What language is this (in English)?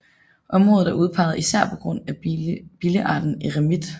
Danish